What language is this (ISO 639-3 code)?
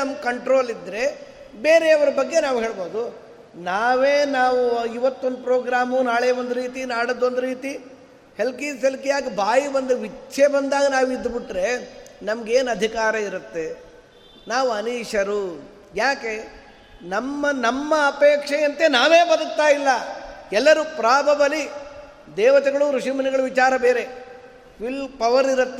kan